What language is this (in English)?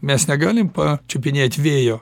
Lithuanian